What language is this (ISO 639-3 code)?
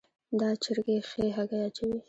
pus